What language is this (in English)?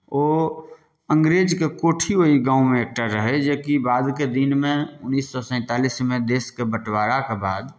Maithili